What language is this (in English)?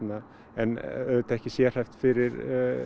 Icelandic